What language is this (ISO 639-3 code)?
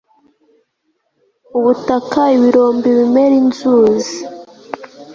kin